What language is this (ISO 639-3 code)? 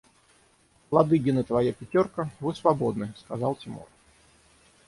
rus